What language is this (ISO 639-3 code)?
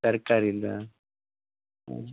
kan